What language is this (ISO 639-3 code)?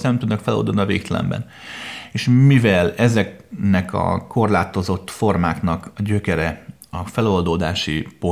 hun